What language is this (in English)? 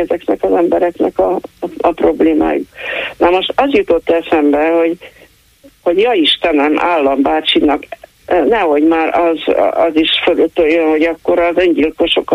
Hungarian